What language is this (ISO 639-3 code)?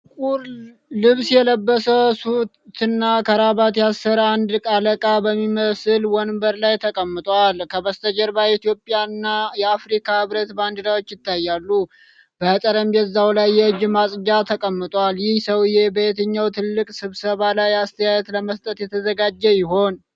amh